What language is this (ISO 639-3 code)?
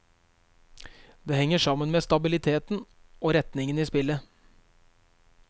nor